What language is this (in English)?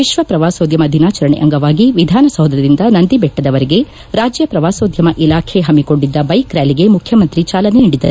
Kannada